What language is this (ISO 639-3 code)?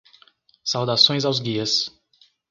por